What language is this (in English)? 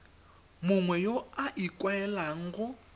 Tswana